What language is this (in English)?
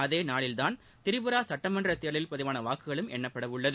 Tamil